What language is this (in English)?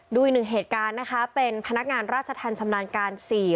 Thai